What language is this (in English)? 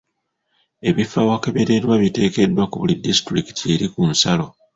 Ganda